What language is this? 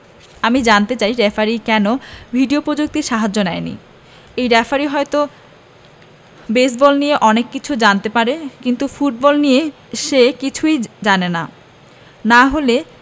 Bangla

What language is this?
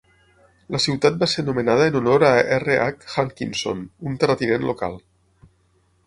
Catalan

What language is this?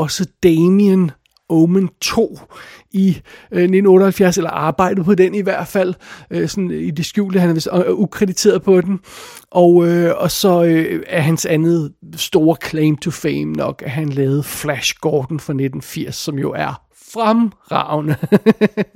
Danish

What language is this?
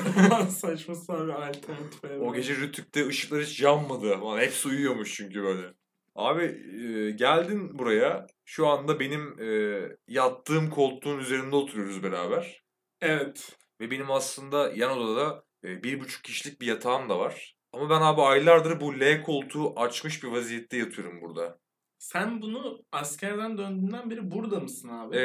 Turkish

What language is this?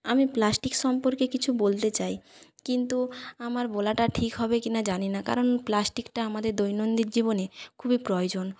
Bangla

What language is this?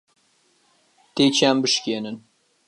Central Kurdish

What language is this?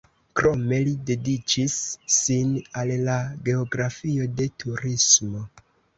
Esperanto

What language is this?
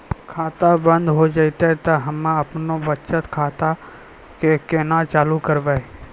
Maithili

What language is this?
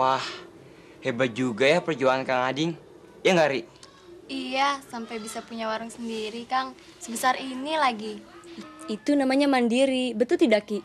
Indonesian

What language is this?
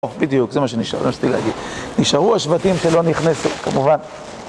Hebrew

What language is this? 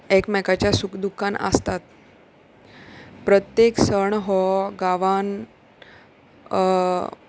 Konkani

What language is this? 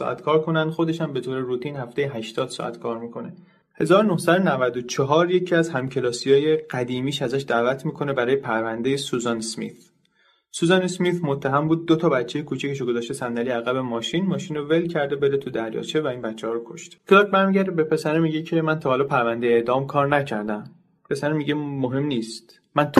Persian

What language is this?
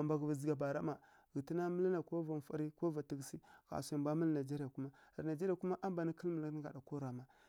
Kirya-Konzəl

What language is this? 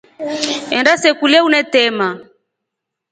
Rombo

